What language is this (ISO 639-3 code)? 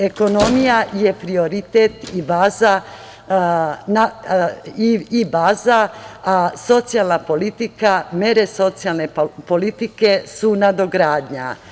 srp